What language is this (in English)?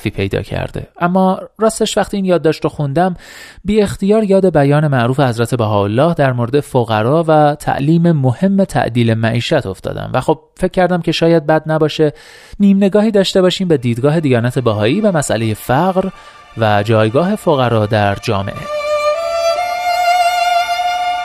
Persian